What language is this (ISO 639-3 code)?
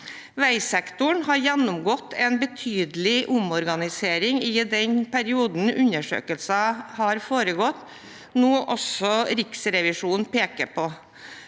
nor